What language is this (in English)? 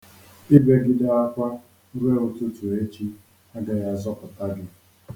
Igbo